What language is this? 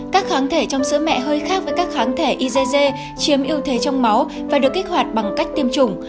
Vietnamese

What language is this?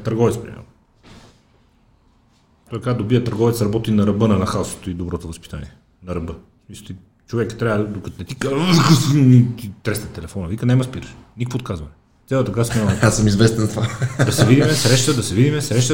Bulgarian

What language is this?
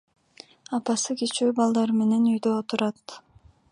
Kyrgyz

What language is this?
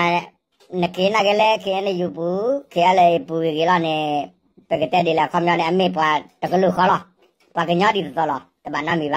Thai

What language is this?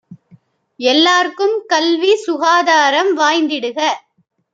Tamil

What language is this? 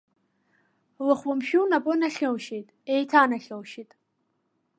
Abkhazian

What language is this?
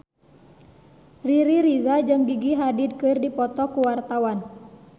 Sundanese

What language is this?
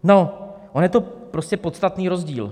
Czech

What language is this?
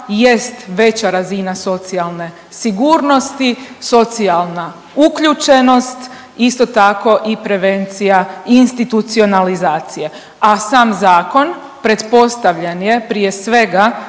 Croatian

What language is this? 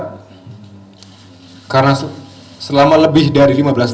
Indonesian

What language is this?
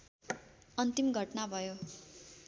Nepali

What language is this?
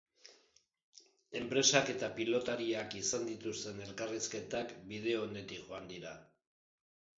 Basque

